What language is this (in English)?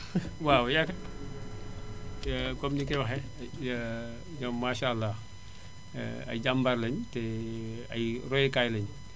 Wolof